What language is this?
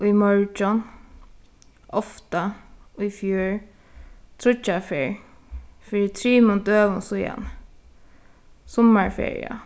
Faroese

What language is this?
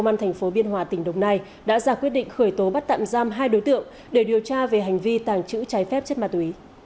Vietnamese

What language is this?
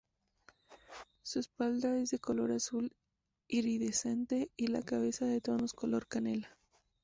Spanish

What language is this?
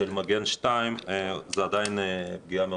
Hebrew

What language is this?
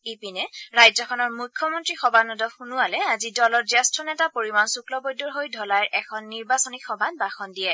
Assamese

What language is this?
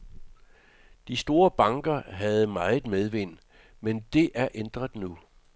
Danish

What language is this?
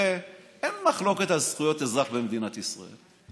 Hebrew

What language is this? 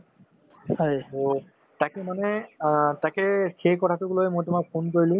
Assamese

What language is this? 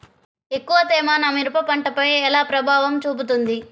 Telugu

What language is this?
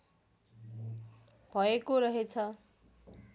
Nepali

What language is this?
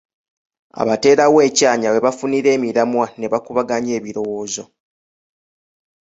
Ganda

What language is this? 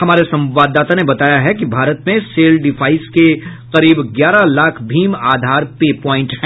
Hindi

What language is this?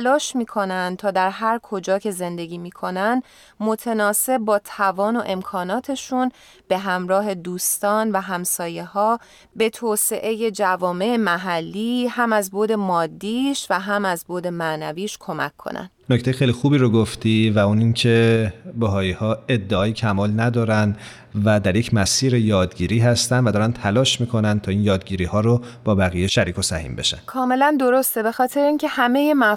Persian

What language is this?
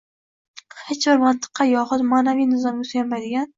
Uzbek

